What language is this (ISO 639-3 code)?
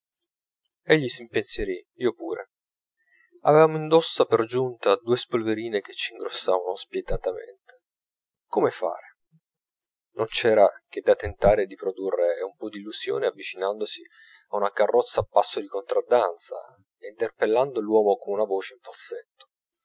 ita